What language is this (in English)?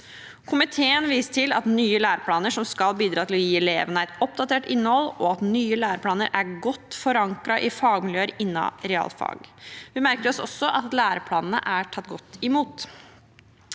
Norwegian